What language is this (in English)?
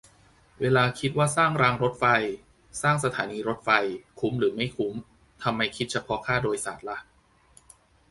Thai